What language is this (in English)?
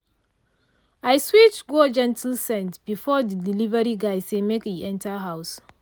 Nigerian Pidgin